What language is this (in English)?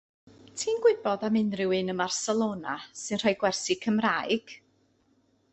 Welsh